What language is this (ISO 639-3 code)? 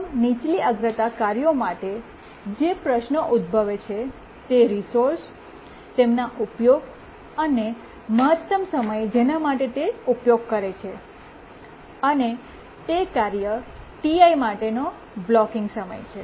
guj